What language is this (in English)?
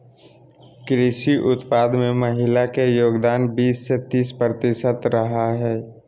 Magahi